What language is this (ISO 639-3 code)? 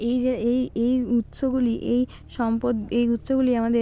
ben